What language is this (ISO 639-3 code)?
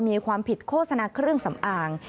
tha